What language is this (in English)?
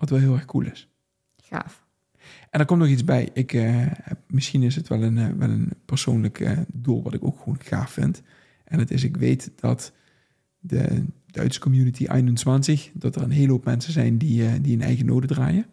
Dutch